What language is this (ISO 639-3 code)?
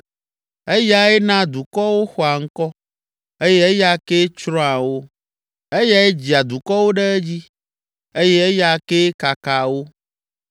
ewe